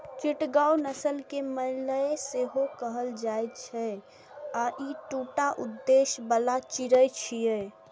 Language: Maithili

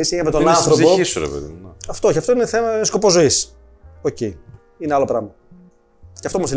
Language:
Greek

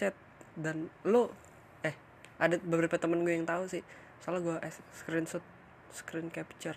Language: Indonesian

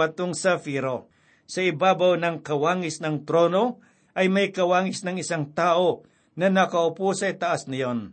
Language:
Filipino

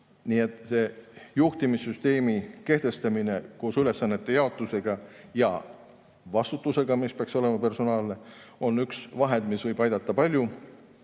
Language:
Estonian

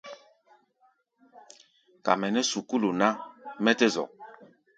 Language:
Gbaya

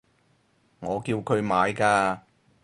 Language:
Cantonese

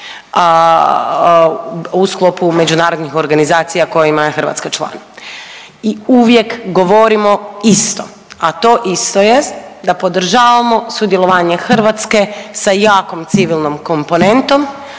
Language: Croatian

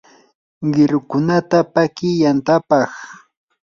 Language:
Yanahuanca Pasco Quechua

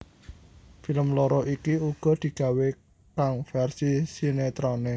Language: Javanese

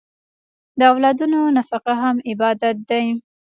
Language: Pashto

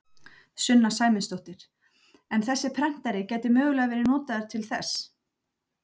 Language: Icelandic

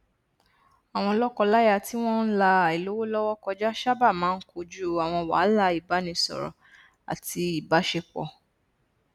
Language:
Yoruba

